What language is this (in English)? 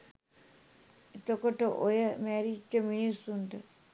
Sinhala